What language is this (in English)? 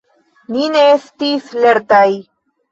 Esperanto